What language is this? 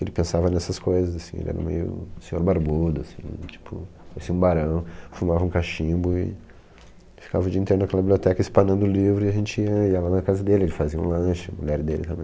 Portuguese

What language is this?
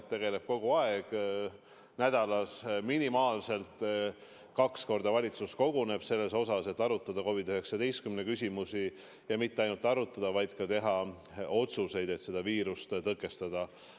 Estonian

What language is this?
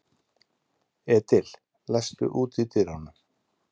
Icelandic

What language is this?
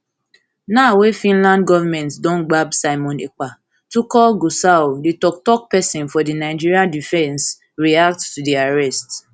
Nigerian Pidgin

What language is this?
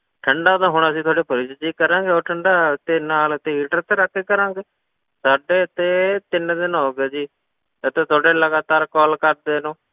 Punjabi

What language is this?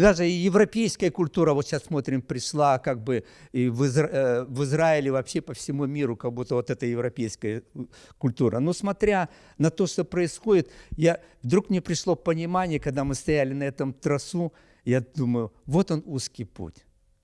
Russian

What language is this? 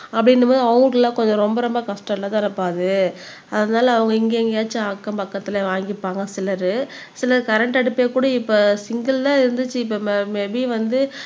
Tamil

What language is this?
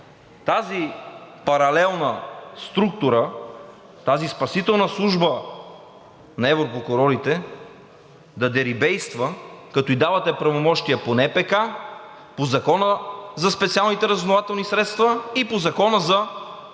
Bulgarian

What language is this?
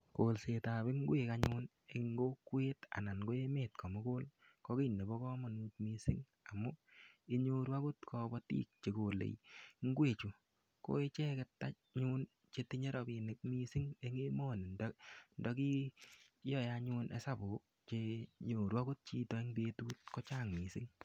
Kalenjin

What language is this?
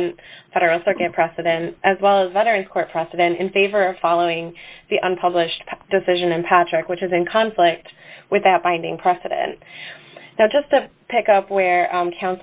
English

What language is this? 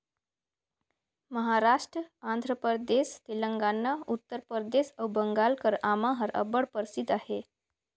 Chhattisgarhi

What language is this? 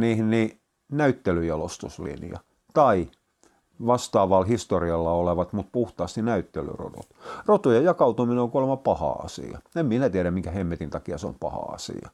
Finnish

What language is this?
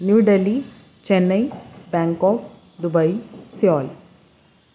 Urdu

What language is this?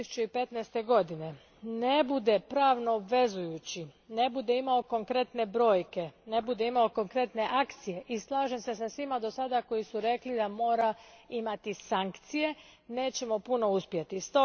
Croatian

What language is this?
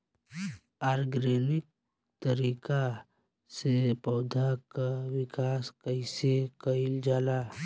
Bhojpuri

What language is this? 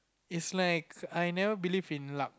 English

